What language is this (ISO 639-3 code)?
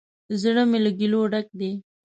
pus